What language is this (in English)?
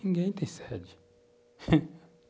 Portuguese